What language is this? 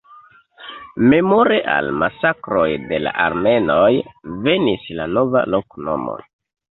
Esperanto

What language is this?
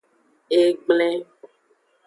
Aja (Benin)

